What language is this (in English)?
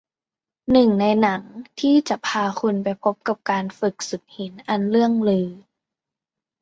Thai